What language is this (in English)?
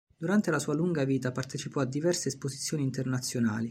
Italian